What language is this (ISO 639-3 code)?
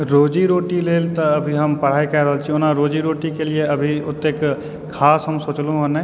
mai